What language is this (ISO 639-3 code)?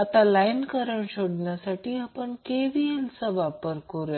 mar